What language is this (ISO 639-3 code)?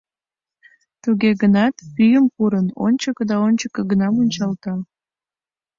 chm